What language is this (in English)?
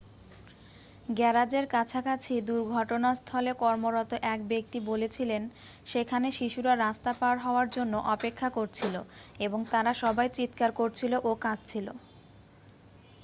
Bangla